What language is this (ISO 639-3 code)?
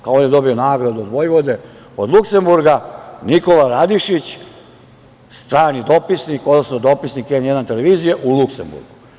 srp